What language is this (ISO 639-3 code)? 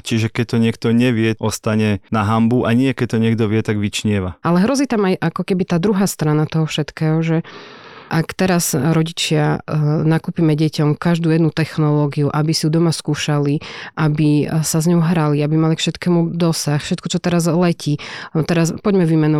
slk